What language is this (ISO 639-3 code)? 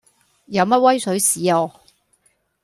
yue